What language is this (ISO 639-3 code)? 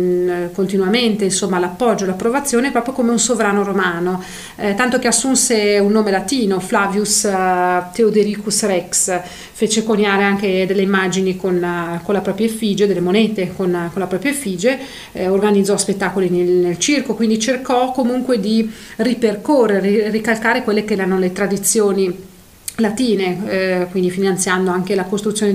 ita